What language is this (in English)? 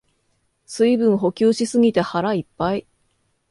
Japanese